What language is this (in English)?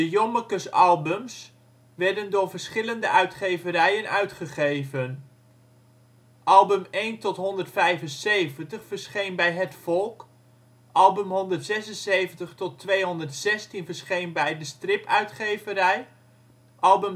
Dutch